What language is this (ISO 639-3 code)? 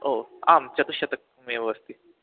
san